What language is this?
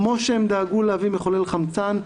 Hebrew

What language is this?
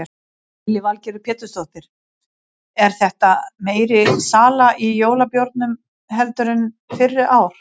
Icelandic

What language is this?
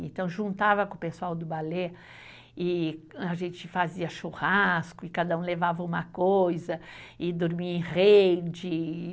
Portuguese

